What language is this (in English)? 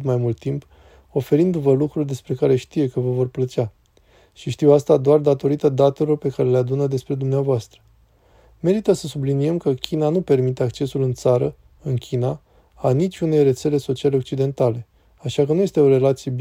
Romanian